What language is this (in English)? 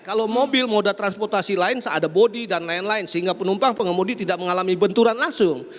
Indonesian